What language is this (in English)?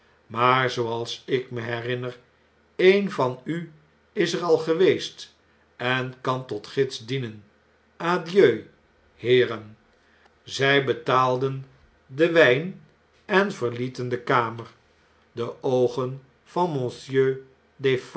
Dutch